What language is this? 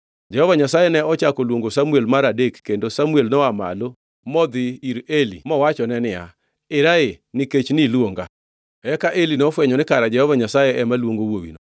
Luo (Kenya and Tanzania)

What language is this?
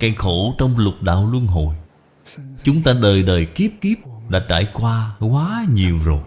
Vietnamese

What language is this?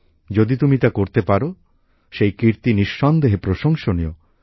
Bangla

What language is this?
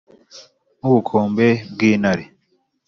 Kinyarwanda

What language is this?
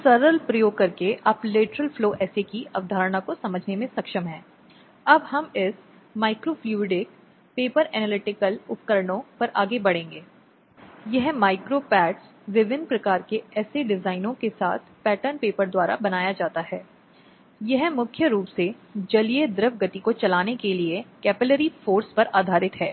Hindi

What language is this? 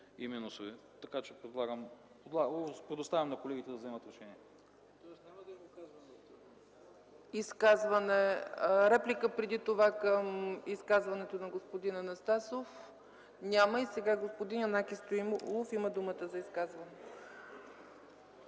Bulgarian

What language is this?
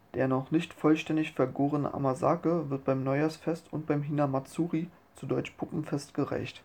German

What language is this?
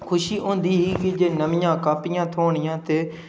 Dogri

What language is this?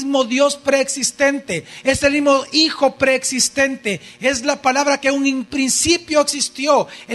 Spanish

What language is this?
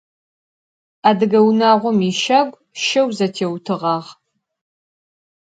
Adyghe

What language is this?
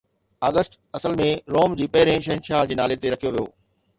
Sindhi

